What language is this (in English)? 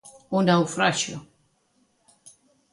Galician